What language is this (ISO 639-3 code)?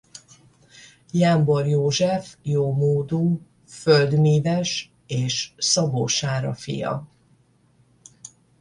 hun